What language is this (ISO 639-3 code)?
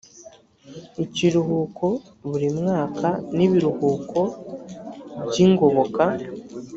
kin